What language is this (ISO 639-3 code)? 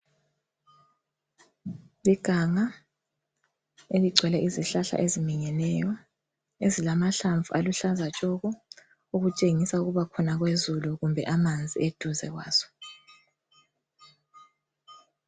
nde